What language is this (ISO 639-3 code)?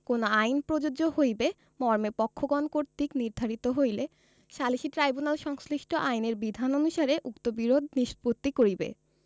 ben